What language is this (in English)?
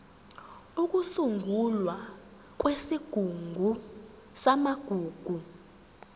Zulu